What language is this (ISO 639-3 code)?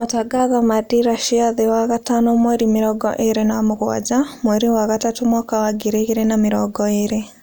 kik